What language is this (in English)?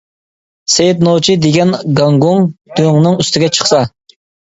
Uyghur